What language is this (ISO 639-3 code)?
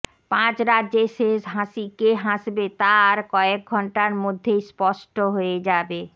ben